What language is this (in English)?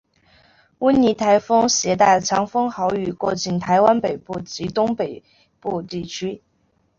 Chinese